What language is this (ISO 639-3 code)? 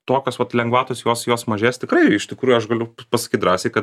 lit